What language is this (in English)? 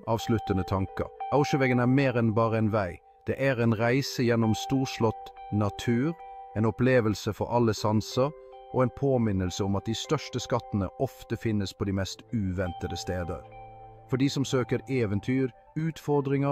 Norwegian